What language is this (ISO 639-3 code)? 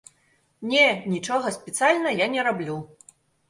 bel